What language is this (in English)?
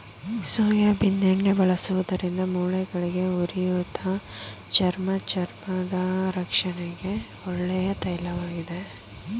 Kannada